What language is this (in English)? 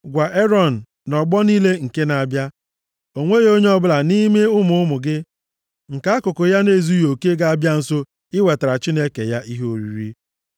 Igbo